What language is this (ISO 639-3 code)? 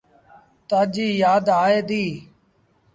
sbn